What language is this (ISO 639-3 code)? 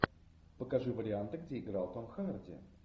rus